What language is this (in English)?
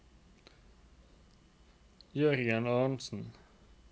Norwegian